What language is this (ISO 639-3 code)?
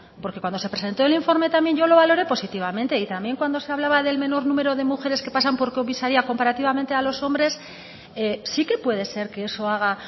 spa